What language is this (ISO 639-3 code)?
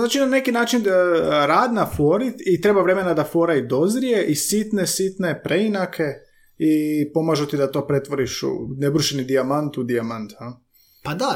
hrv